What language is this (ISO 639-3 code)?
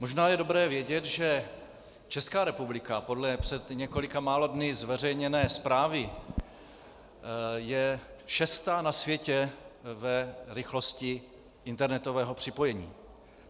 ces